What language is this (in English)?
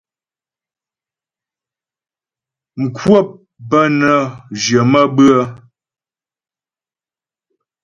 Ghomala